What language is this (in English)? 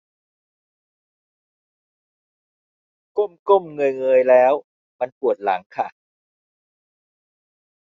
Thai